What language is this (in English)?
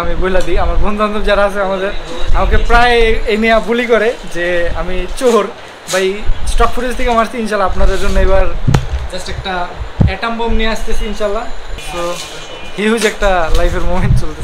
Bangla